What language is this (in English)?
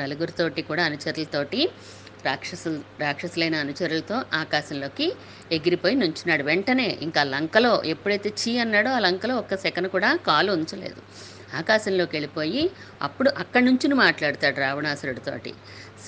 Telugu